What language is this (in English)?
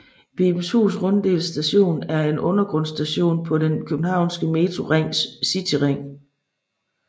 Danish